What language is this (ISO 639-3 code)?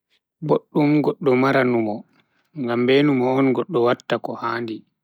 fui